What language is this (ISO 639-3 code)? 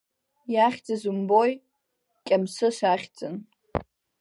abk